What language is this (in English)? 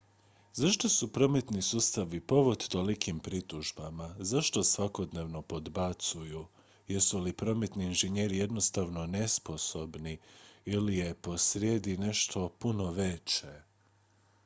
Croatian